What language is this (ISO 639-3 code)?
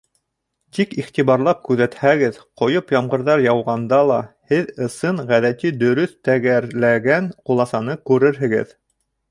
bak